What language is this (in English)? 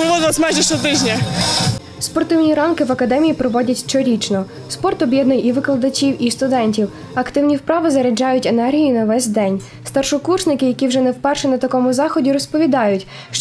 Ukrainian